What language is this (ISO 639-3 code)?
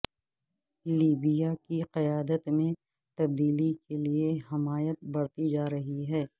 urd